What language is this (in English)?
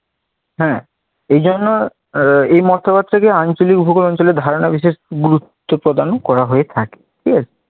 Bangla